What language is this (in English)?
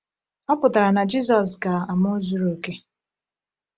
Igbo